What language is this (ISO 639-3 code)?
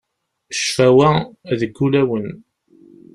kab